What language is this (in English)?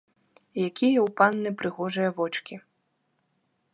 Belarusian